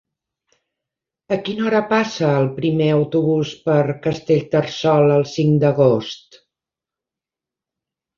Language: Catalan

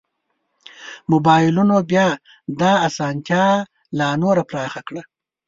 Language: Pashto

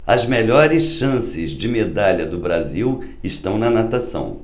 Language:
Portuguese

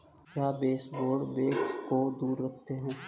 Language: Hindi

